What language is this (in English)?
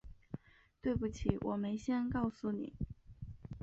Chinese